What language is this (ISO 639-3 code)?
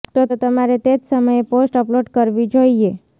guj